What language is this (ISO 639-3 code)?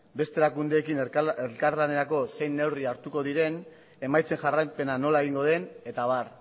eus